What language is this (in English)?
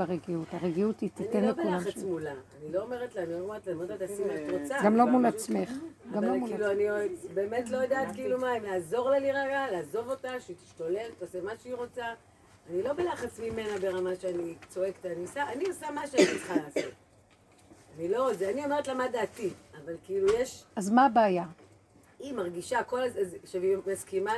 Hebrew